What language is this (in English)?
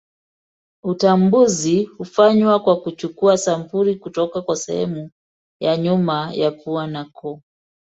Swahili